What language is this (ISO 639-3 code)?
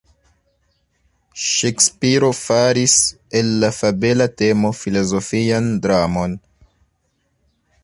epo